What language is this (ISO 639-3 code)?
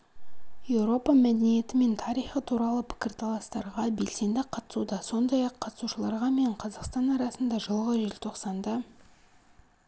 kaz